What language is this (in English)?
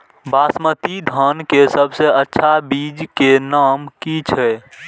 Maithili